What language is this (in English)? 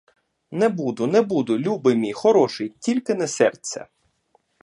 Ukrainian